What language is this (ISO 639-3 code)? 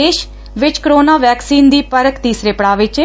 pan